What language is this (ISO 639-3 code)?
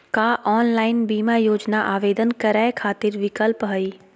mag